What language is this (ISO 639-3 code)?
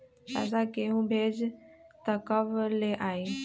mag